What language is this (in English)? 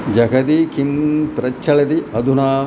Sanskrit